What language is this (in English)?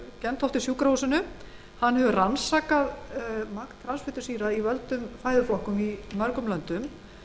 Icelandic